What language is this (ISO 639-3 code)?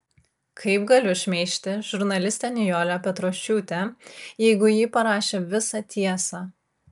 lit